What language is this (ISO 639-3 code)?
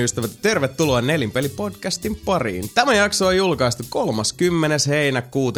fin